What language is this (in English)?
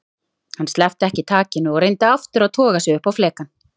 Icelandic